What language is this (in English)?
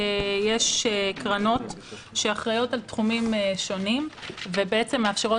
Hebrew